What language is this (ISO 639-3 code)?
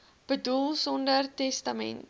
afr